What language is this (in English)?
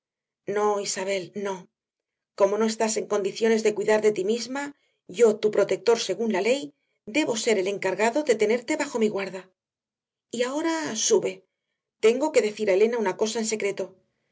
Spanish